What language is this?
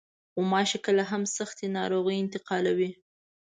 Pashto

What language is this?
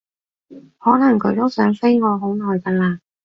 Cantonese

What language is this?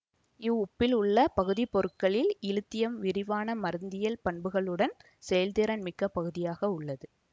Tamil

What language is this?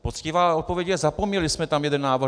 Czech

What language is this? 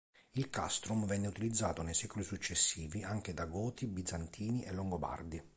Italian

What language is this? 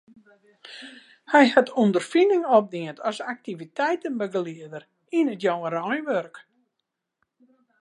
Western Frisian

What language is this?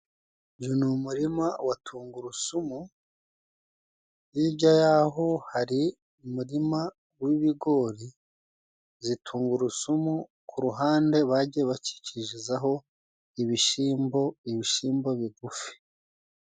Kinyarwanda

